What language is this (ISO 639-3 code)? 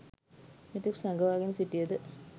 sin